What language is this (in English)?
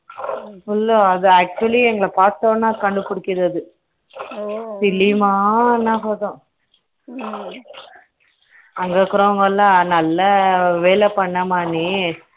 Tamil